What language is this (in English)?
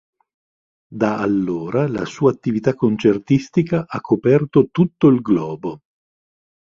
Italian